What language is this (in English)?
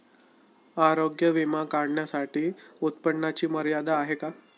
Marathi